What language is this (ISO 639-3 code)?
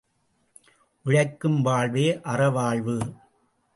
tam